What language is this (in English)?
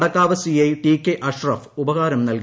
Malayalam